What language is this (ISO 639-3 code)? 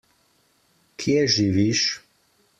slv